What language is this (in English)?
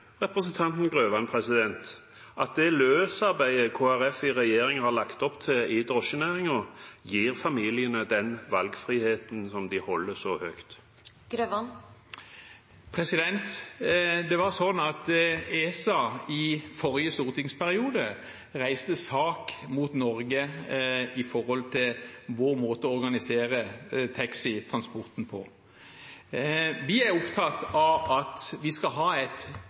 Norwegian Bokmål